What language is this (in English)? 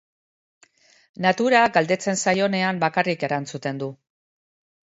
Basque